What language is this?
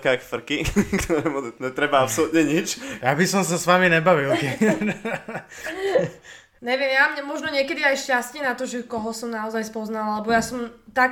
Slovak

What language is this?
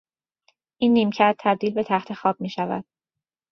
Persian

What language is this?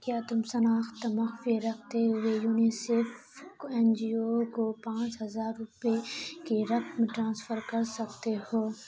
Urdu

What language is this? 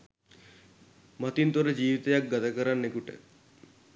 Sinhala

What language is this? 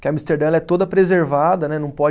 Portuguese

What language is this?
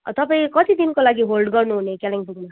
Nepali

